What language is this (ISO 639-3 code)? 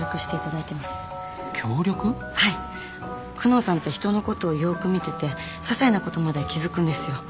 jpn